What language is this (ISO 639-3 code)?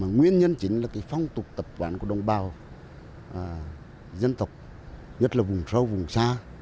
vie